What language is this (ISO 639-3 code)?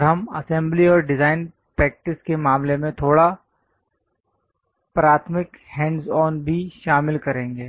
hin